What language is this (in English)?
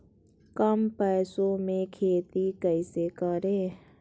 Magahi